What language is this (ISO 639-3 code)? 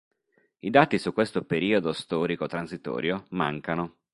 ita